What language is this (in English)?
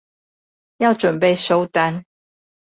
Chinese